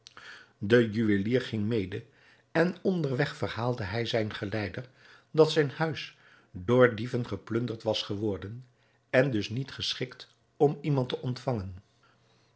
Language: Dutch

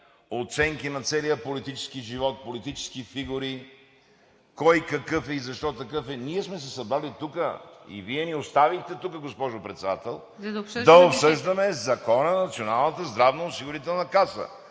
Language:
Bulgarian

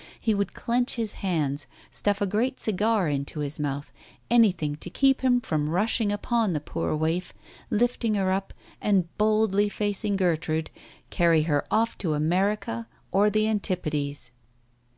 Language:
English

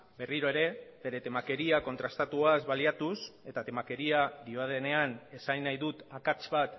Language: Basque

